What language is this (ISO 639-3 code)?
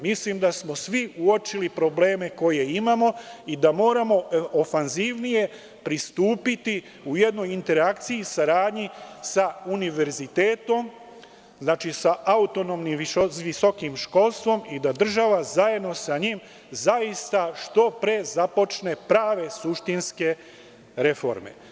srp